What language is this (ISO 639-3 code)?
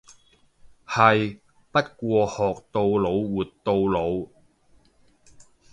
yue